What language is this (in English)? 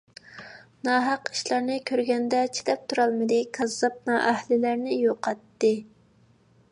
Uyghur